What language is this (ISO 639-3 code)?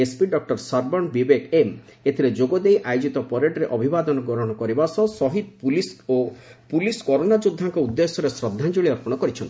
ori